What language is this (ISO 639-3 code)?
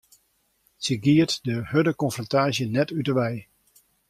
fry